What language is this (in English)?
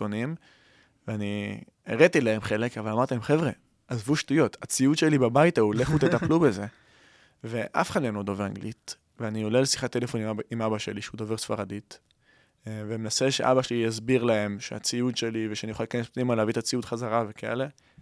Hebrew